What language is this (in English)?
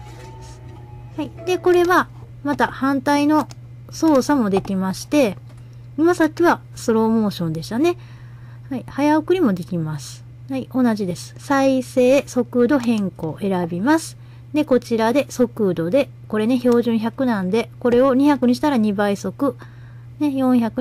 Japanese